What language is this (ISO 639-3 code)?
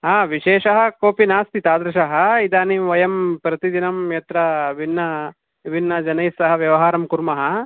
san